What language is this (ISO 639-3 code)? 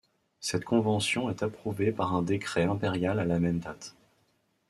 fra